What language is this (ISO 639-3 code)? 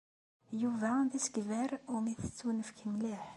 kab